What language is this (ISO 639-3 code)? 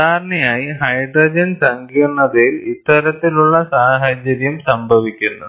mal